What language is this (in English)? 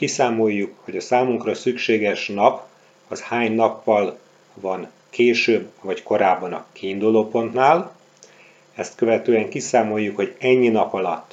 Hungarian